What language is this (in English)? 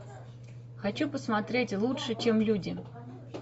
Russian